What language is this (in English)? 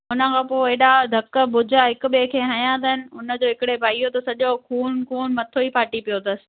Sindhi